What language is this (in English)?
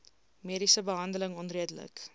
Afrikaans